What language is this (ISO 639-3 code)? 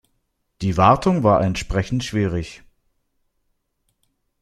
deu